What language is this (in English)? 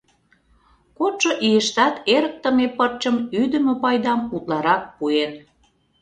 Mari